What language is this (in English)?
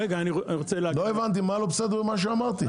Hebrew